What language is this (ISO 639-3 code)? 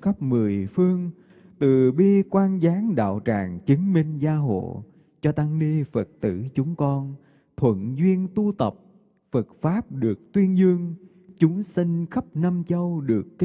vie